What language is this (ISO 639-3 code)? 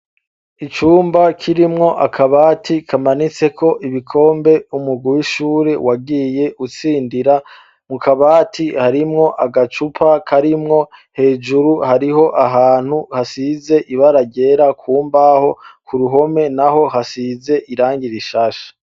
run